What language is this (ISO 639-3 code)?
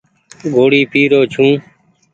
gig